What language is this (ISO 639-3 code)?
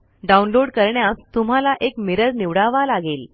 mar